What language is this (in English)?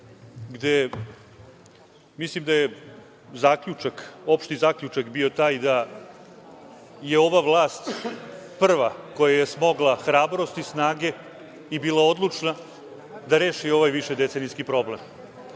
Serbian